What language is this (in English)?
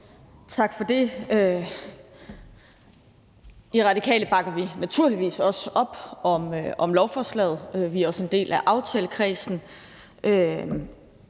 Danish